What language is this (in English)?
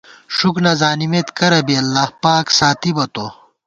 Gawar-Bati